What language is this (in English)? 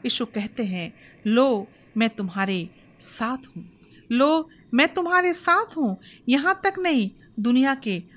Hindi